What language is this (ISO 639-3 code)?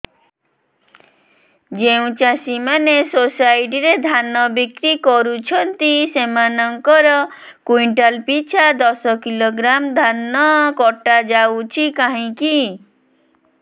ori